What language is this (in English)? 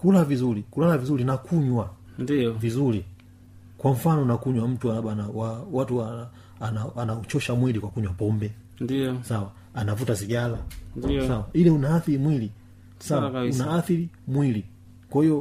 Swahili